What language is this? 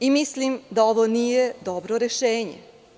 Serbian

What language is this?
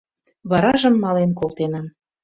Mari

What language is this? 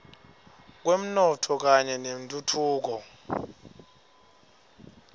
Swati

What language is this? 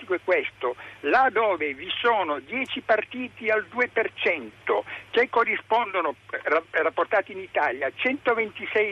Italian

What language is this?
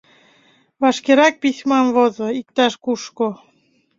Mari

